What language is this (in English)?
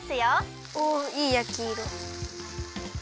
Japanese